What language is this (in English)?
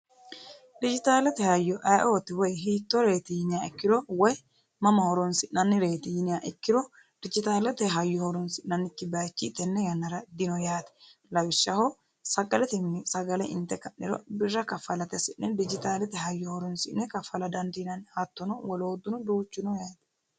Sidamo